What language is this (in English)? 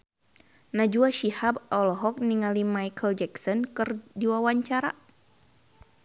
Sundanese